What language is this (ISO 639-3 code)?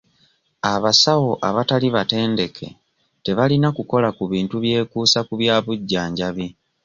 lug